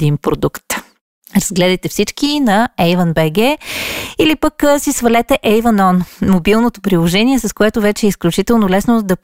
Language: Bulgarian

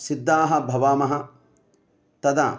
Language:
Sanskrit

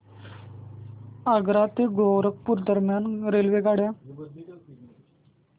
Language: Marathi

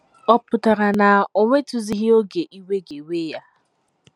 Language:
Igbo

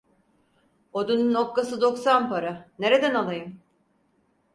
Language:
Turkish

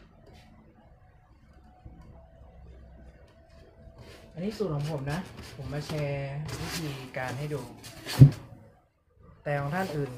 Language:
Thai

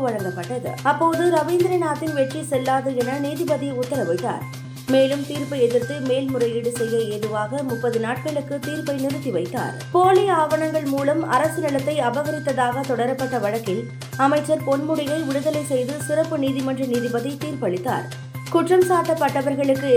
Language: Tamil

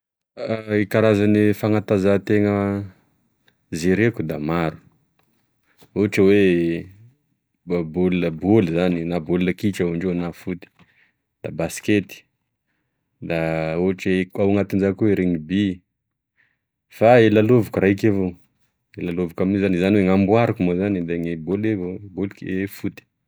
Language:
Tesaka Malagasy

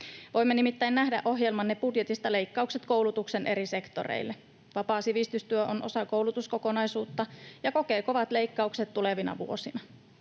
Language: Finnish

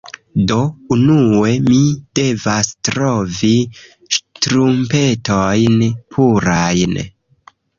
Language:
Esperanto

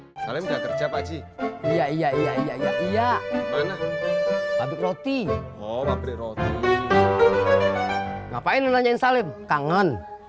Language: Indonesian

